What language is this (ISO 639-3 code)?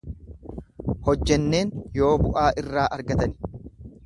orm